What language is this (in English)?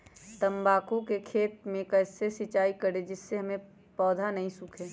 Magahi